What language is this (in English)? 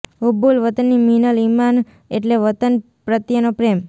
Gujarati